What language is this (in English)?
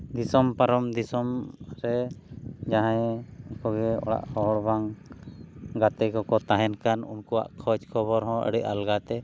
Santali